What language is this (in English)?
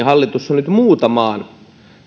Finnish